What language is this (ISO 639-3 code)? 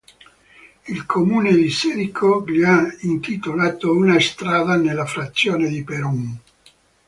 ita